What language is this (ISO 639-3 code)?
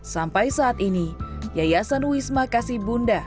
ind